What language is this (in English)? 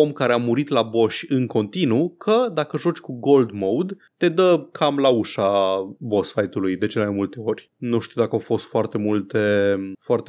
Romanian